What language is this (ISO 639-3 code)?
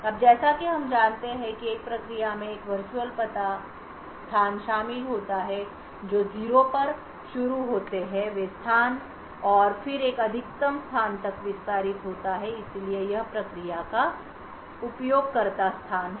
hin